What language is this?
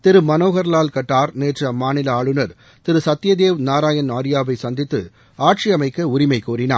Tamil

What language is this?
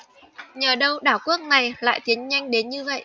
Vietnamese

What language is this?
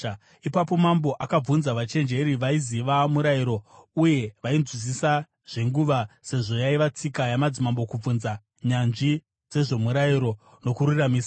Shona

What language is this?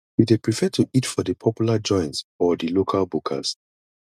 Nigerian Pidgin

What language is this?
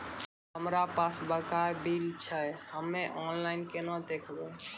Maithili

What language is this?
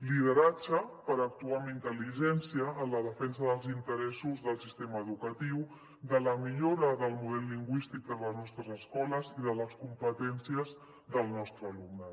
Catalan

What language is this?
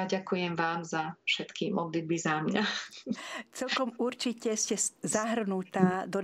Slovak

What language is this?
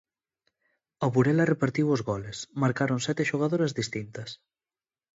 Galician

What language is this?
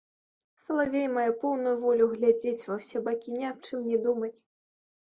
Belarusian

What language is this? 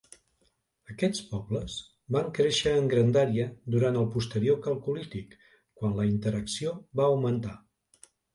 Catalan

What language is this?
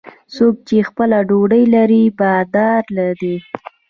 Pashto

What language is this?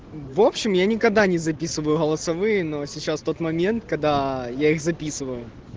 Russian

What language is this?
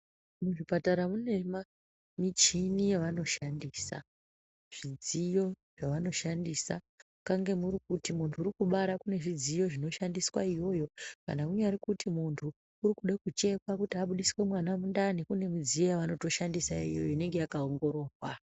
Ndau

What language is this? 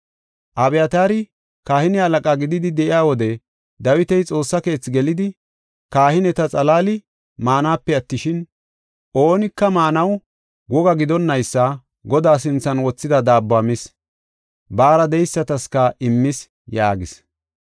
Gofa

